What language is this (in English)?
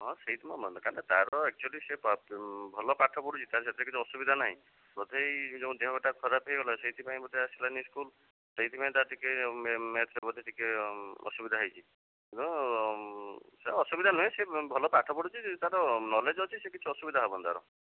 Odia